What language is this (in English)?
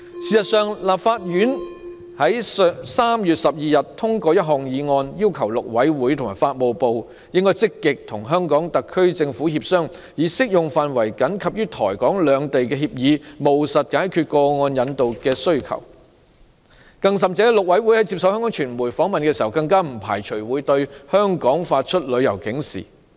Cantonese